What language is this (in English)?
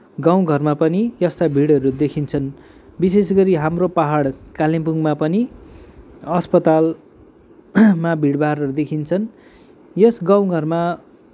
Nepali